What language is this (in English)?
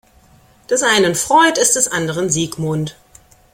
German